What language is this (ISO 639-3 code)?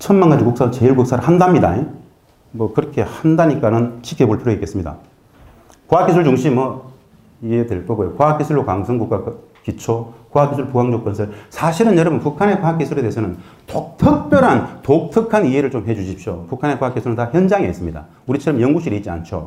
kor